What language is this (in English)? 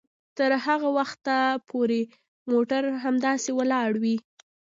Pashto